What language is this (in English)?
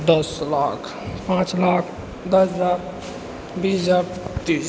Maithili